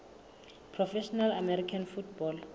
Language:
Southern Sotho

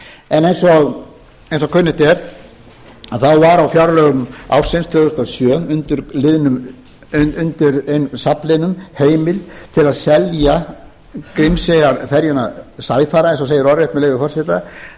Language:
Icelandic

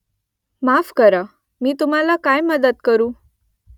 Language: Marathi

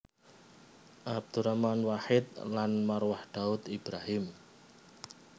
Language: Javanese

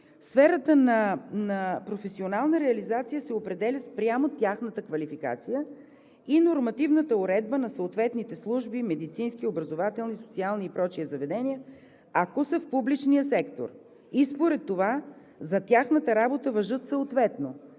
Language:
Bulgarian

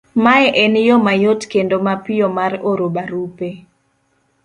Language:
Luo (Kenya and Tanzania)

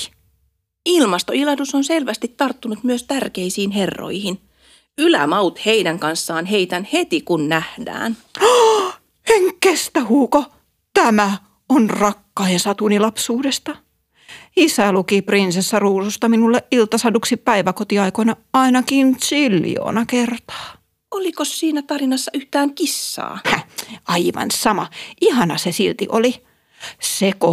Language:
Finnish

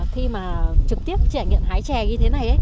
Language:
Vietnamese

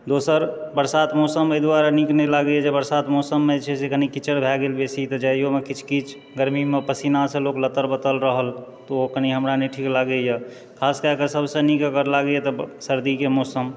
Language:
Maithili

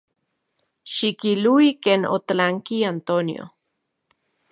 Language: Central Puebla Nahuatl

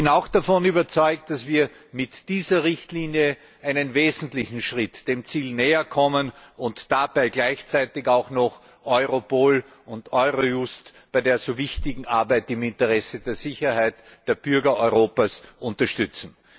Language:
German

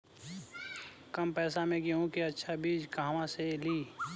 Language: Bhojpuri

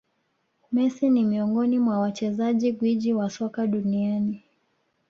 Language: Swahili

